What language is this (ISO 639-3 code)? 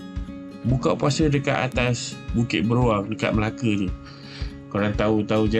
msa